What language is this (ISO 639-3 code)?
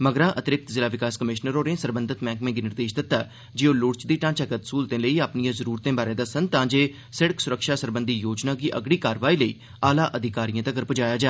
doi